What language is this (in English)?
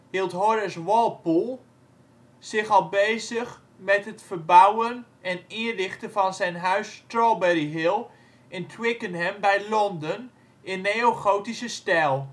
Dutch